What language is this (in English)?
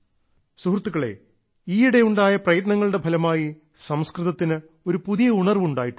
Malayalam